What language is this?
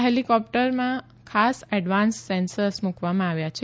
Gujarati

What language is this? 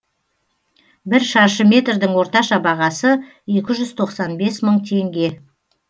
Kazakh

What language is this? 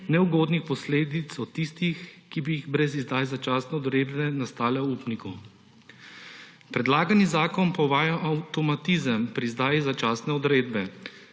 Slovenian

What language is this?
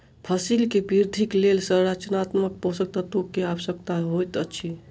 Maithili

